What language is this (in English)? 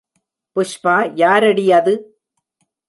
Tamil